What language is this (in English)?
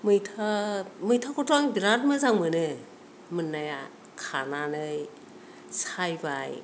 Bodo